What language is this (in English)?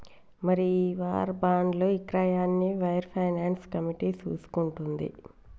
Telugu